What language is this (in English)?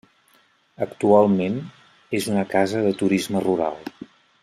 Catalan